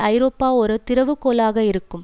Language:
Tamil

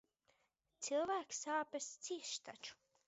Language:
Latvian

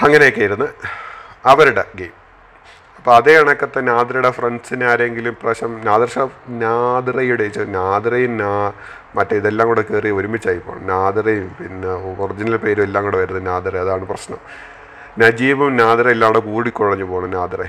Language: Malayalam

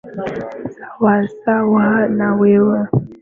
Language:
Swahili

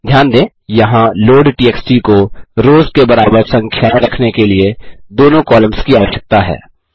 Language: Hindi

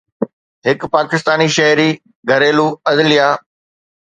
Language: Sindhi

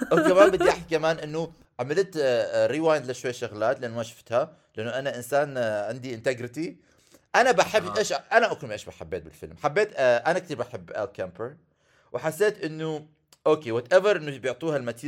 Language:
Arabic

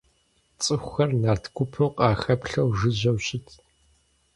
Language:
Kabardian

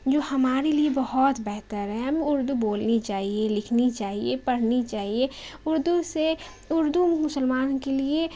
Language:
Urdu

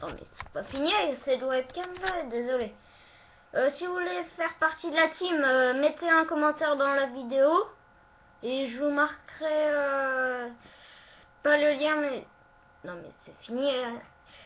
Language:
French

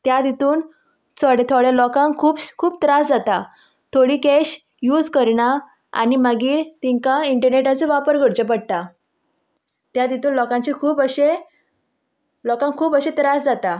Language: Konkani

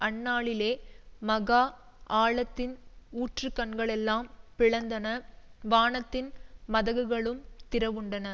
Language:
Tamil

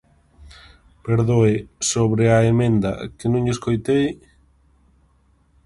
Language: Galician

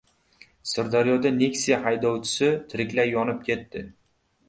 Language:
Uzbek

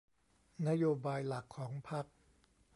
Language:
Thai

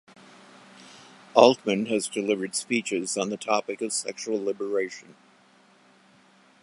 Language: English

